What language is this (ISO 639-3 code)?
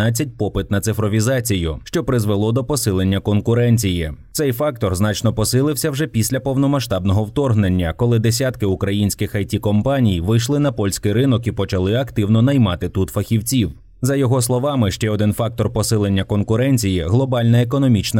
ukr